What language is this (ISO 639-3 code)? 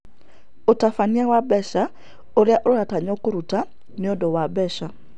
kik